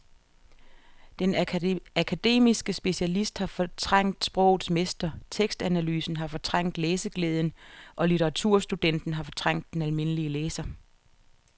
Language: Danish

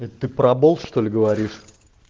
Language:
Russian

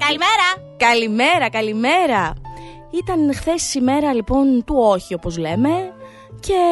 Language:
Greek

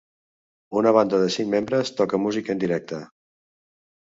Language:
Catalan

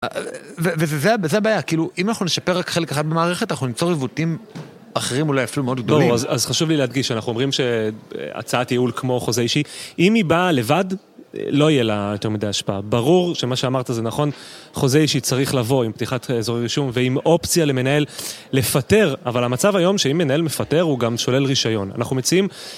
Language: Hebrew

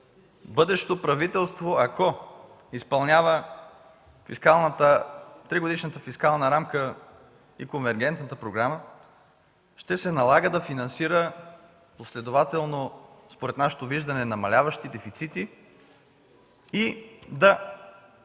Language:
Bulgarian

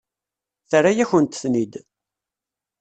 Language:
Kabyle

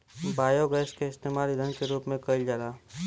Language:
Bhojpuri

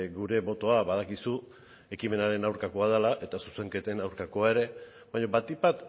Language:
Basque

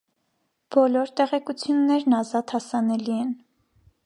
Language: Armenian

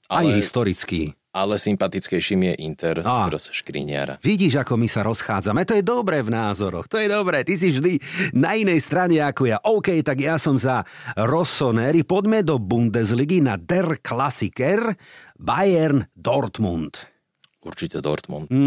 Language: Slovak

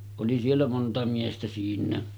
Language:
Finnish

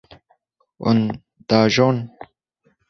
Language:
Kurdish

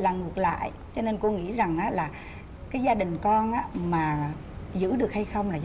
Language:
Vietnamese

